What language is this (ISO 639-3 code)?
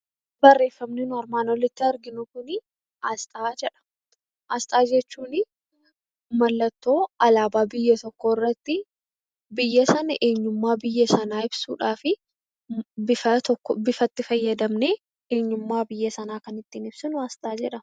orm